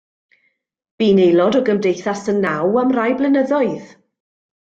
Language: Welsh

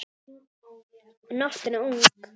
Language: Icelandic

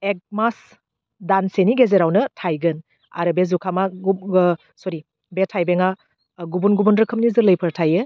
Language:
Bodo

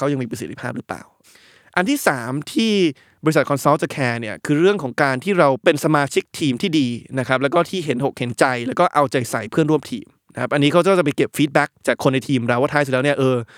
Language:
Thai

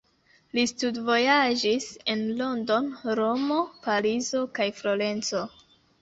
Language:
Esperanto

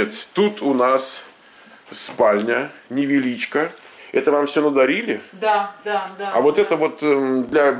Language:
Russian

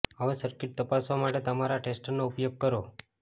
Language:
Gujarati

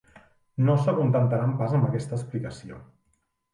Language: Catalan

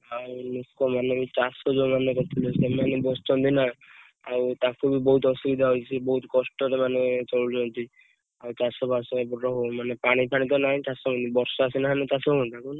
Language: Odia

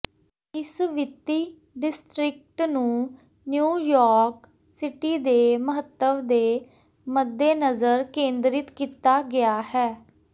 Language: Punjabi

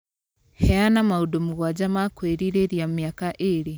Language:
Kikuyu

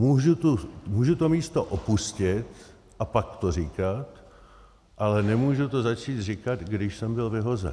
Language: Czech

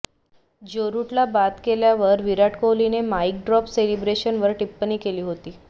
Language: Marathi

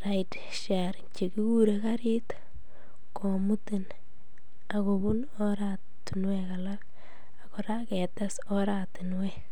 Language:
Kalenjin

